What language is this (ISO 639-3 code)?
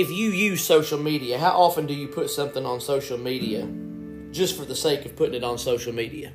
eng